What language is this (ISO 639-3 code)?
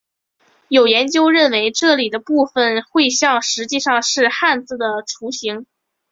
zho